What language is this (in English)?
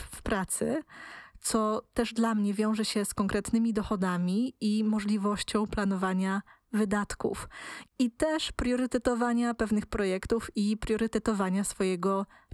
Polish